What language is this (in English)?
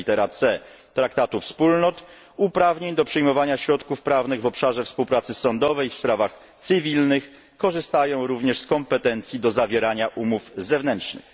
Polish